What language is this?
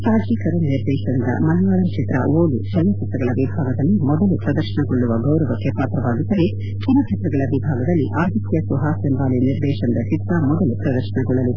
Kannada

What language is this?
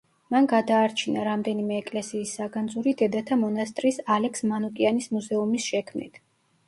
Georgian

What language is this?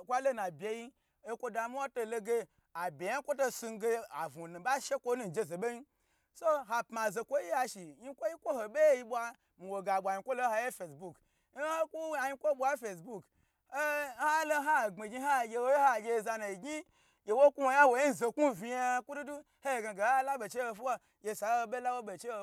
Gbagyi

